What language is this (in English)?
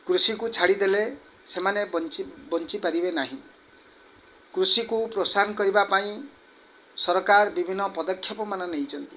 Odia